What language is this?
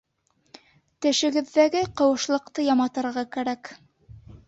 Bashkir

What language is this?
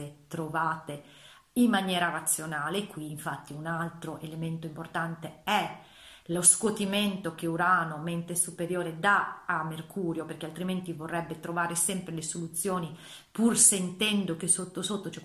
Italian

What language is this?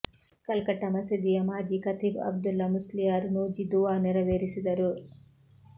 Kannada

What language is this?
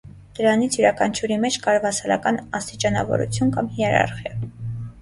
Armenian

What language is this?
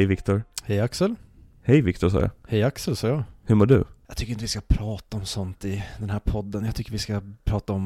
Swedish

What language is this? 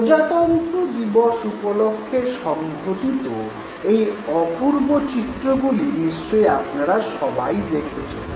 Bangla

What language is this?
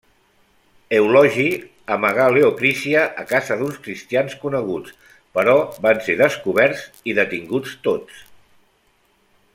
Catalan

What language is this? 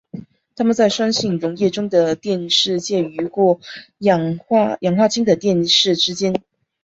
Chinese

